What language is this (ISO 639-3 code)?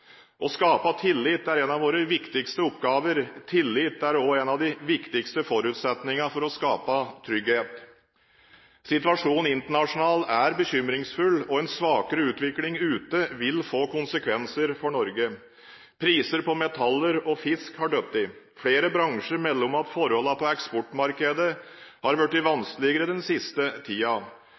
nob